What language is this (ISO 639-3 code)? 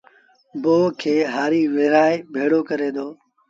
sbn